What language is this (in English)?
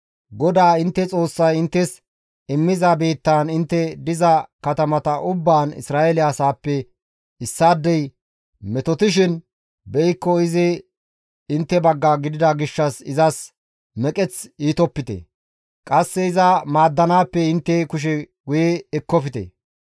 Gamo